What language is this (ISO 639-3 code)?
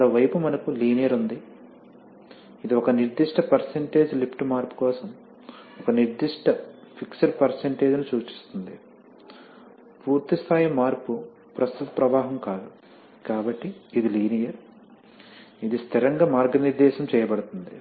tel